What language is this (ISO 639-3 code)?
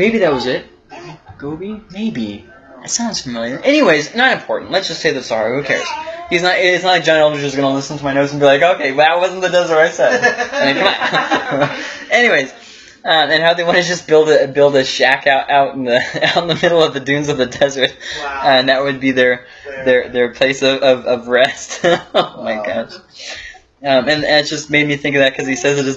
eng